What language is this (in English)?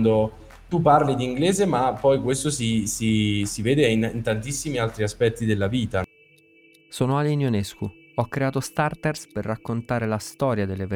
Italian